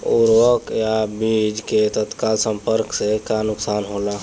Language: Bhojpuri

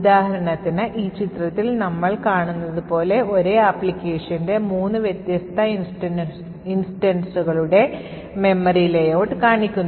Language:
Malayalam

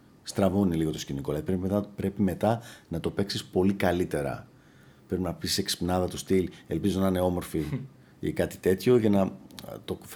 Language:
Greek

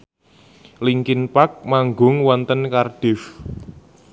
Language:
Javanese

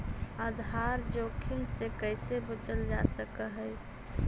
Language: Magahi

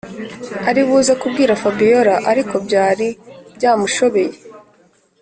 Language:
Kinyarwanda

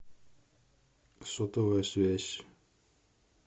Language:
Russian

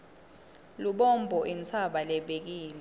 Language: Swati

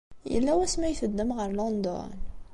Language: Kabyle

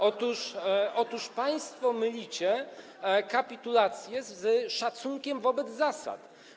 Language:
Polish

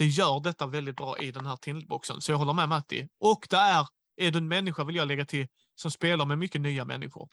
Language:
Swedish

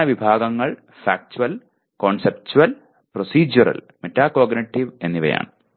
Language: Malayalam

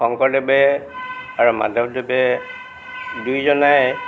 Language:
Assamese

